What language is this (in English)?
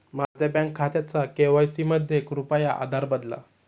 Marathi